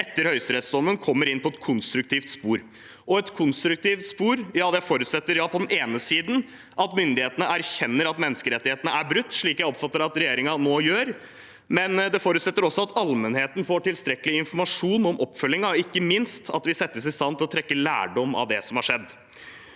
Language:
Norwegian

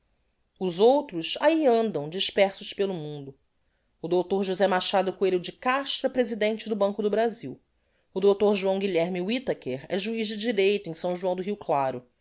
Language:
Portuguese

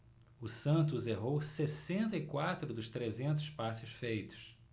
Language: Portuguese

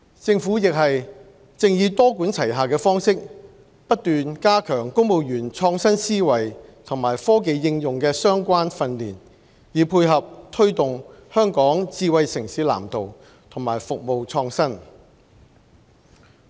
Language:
Cantonese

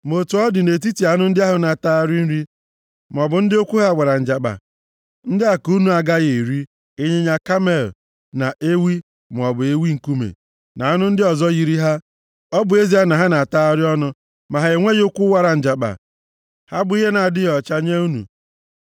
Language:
Igbo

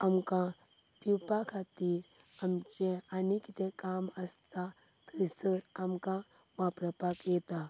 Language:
Konkani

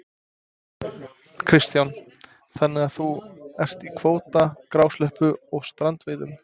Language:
Icelandic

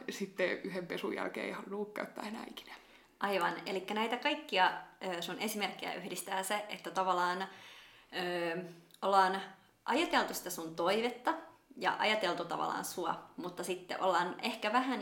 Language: Finnish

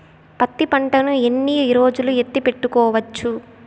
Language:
Telugu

